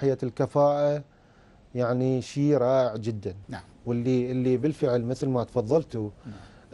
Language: Arabic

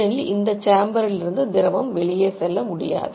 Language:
Tamil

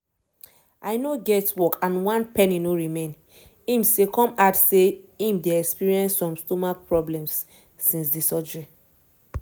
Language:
Nigerian Pidgin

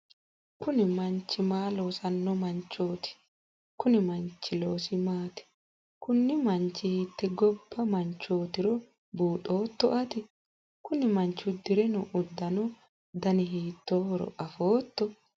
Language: Sidamo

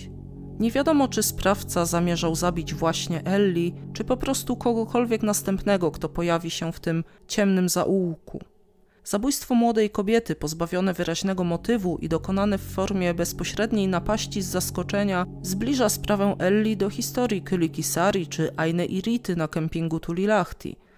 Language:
Polish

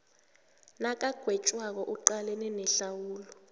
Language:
South Ndebele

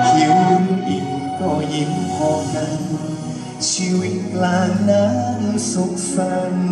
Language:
Thai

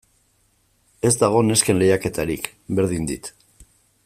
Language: Basque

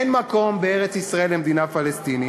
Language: Hebrew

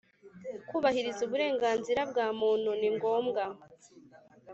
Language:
Kinyarwanda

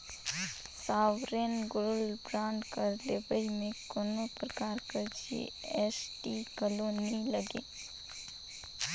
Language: Chhattisgarhi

